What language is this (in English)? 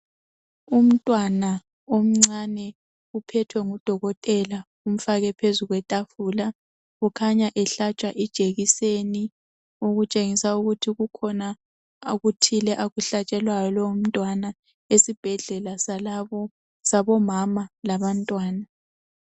North Ndebele